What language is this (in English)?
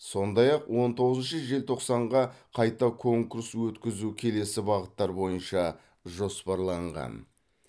Kazakh